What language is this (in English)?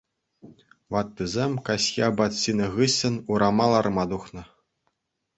Chuvash